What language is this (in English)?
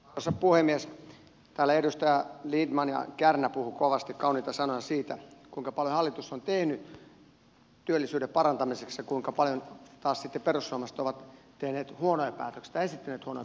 Finnish